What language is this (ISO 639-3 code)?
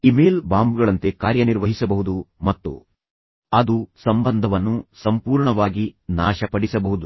kan